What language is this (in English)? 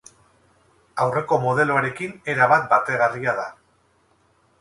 Basque